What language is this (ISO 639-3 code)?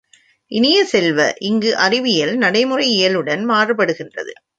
tam